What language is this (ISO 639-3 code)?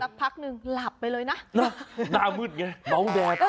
tha